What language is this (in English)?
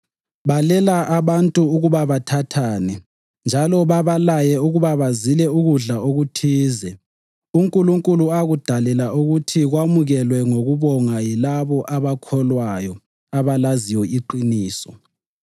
North Ndebele